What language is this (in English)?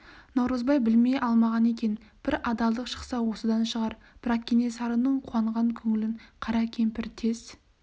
Kazakh